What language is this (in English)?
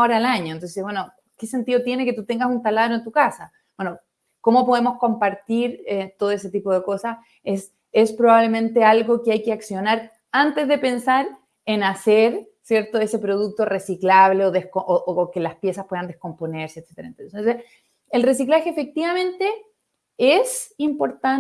Spanish